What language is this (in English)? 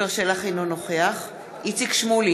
Hebrew